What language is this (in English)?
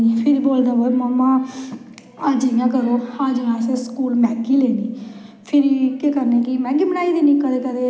Dogri